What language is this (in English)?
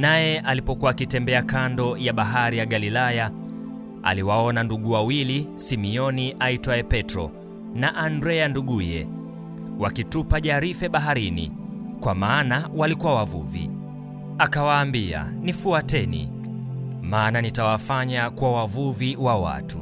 Swahili